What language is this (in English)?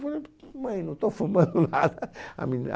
Portuguese